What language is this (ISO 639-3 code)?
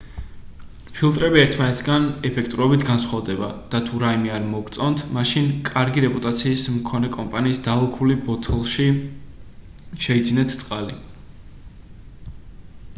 kat